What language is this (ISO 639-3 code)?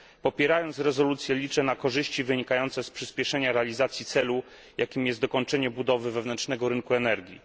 pol